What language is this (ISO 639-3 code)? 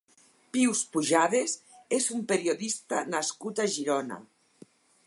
cat